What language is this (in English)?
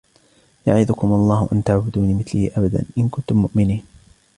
Arabic